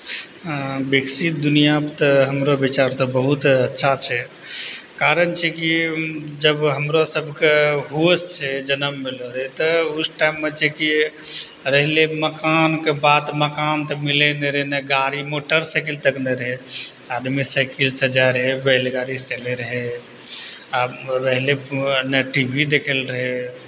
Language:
Maithili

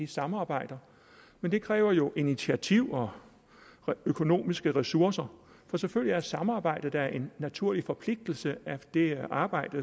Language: Danish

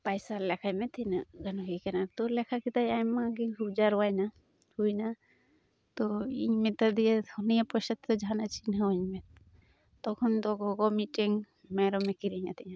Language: Santali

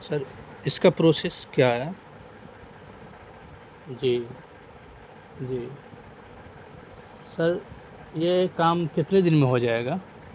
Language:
Urdu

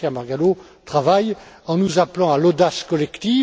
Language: French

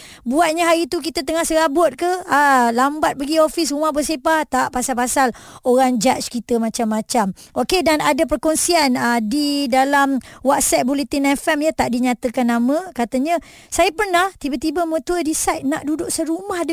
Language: Malay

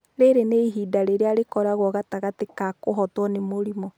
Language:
Kikuyu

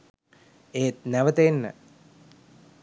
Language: Sinhala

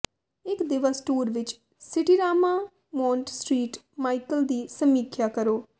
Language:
Punjabi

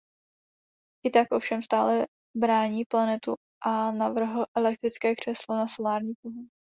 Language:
Czech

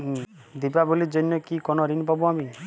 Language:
Bangla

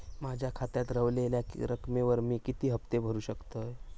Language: Marathi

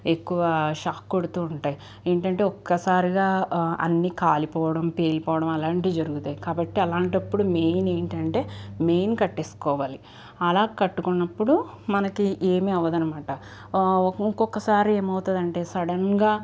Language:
Telugu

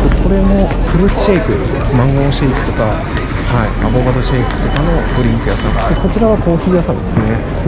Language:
Japanese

